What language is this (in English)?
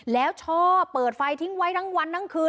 Thai